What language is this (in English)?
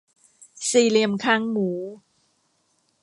Thai